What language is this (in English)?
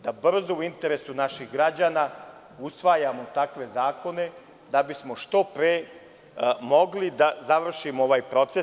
Serbian